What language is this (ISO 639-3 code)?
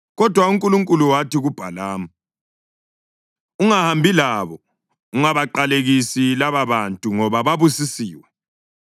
nde